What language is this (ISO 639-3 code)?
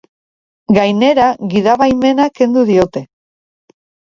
eus